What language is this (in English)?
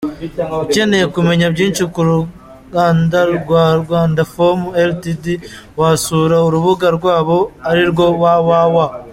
Kinyarwanda